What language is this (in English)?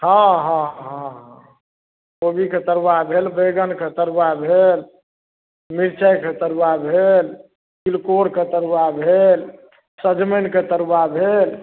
Maithili